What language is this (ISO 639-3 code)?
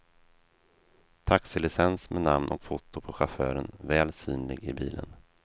swe